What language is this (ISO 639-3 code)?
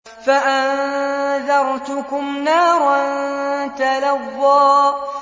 ara